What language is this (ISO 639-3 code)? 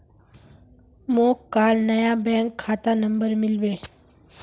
mag